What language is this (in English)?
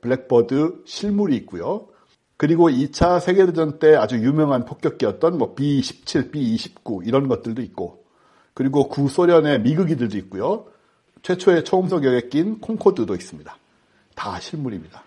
Korean